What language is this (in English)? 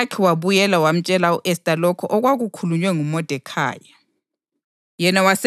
North Ndebele